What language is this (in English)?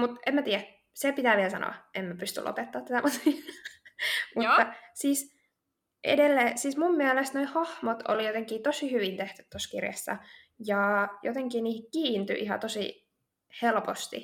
Finnish